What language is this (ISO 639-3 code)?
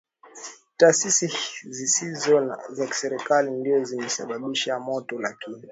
swa